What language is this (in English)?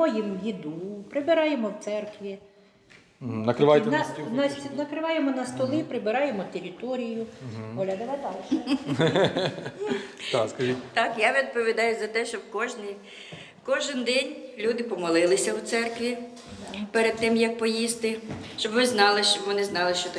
Ukrainian